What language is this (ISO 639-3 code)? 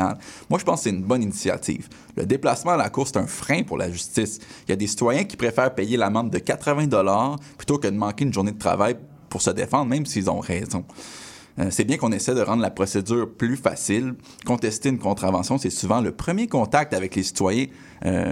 fra